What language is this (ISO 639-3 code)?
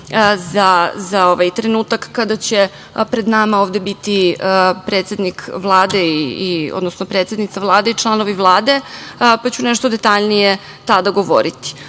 srp